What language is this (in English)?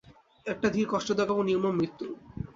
Bangla